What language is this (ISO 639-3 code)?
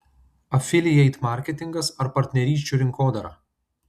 lit